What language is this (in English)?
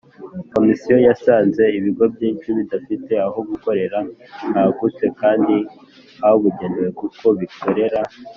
Kinyarwanda